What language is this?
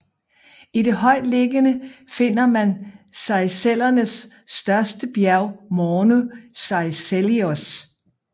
Danish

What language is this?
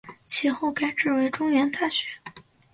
Chinese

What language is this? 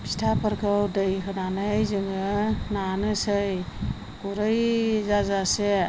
Bodo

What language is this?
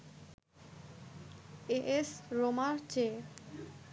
Bangla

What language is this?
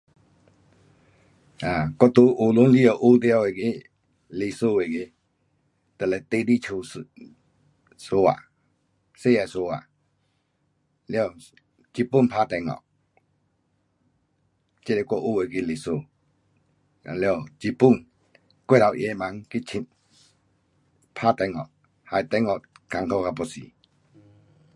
Pu-Xian Chinese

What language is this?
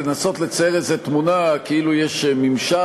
Hebrew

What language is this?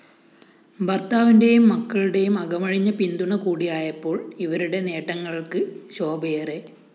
Malayalam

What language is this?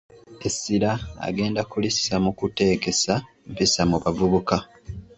Ganda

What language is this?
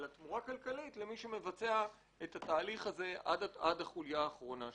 Hebrew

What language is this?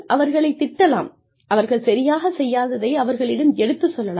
Tamil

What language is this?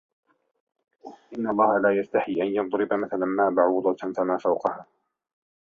Arabic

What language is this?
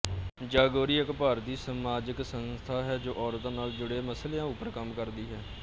Punjabi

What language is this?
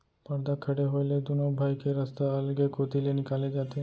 Chhattisgarhi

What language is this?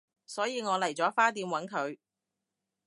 Cantonese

